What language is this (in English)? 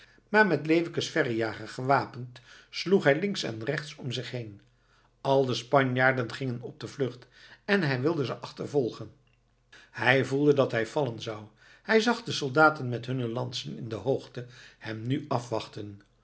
Dutch